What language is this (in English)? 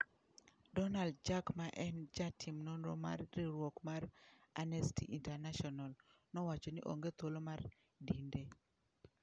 Luo (Kenya and Tanzania)